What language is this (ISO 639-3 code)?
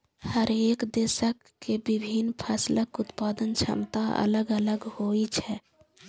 mai